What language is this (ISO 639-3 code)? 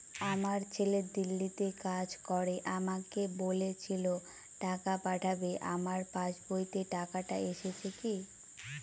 ben